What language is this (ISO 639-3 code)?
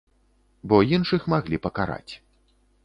bel